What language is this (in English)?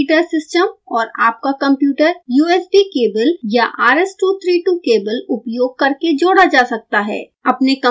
Hindi